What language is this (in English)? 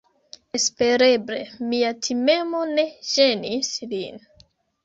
Esperanto